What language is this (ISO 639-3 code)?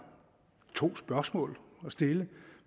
dan